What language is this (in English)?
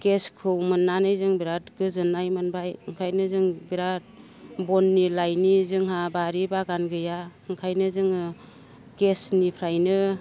Bodo